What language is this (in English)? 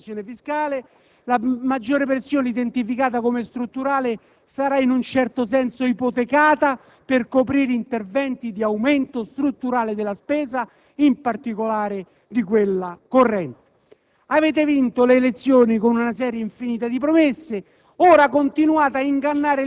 Italian